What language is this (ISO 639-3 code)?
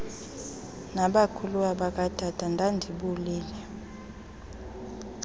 xho